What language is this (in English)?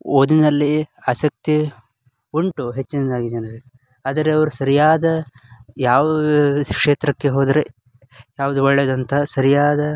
Kannada